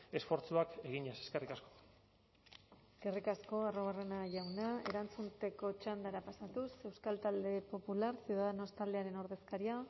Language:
Basque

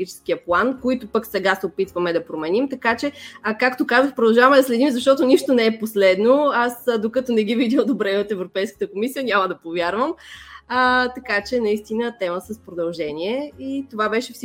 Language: Bulgarian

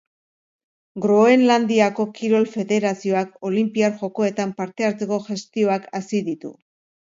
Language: Basque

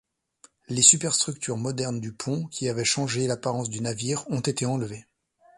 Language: French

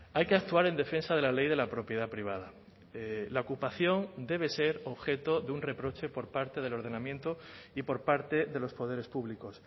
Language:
Spanish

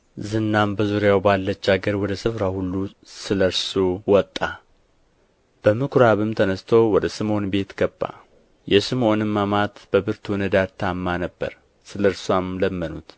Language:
Amharic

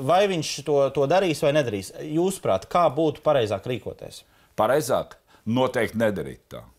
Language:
Latvian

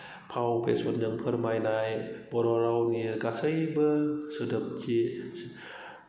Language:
Bodo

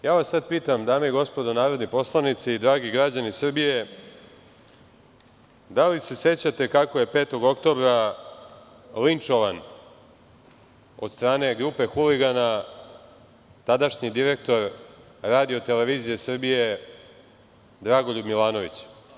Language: Serbian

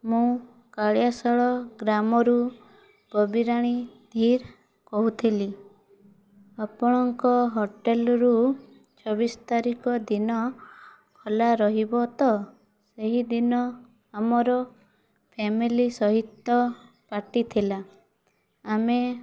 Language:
Odia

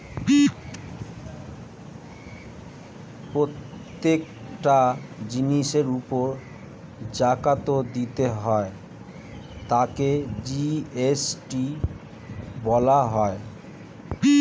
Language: Bangla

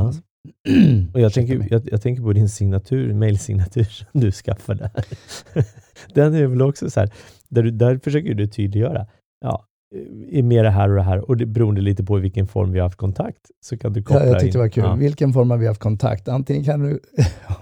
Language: Swedish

